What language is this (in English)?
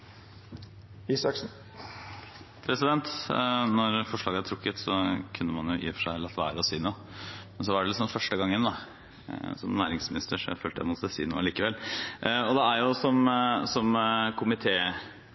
Norwegian